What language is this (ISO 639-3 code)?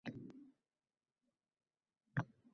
uzb